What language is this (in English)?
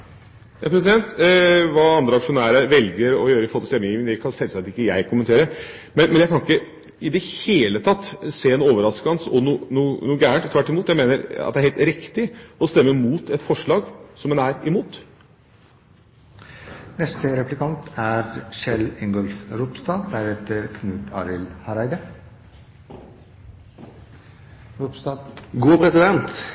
Norwegian